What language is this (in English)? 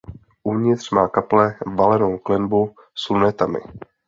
Czech